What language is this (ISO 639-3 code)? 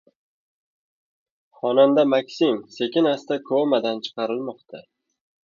uzb